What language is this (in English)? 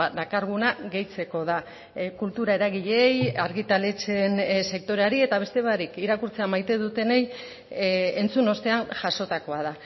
Basque